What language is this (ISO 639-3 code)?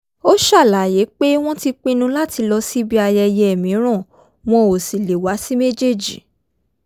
yor